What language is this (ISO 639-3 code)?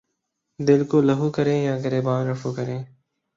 urd